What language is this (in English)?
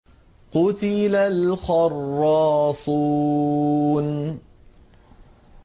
Arabic